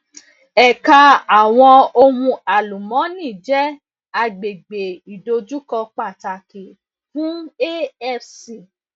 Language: Yoruba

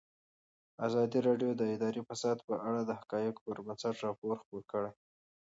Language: Pashto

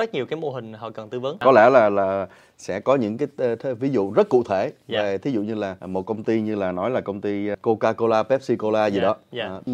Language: Vietnamese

